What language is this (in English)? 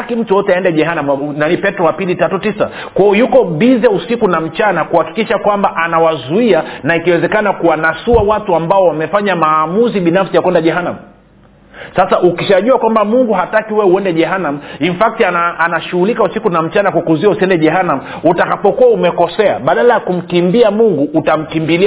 Swahili